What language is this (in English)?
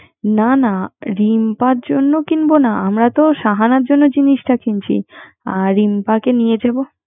Bangla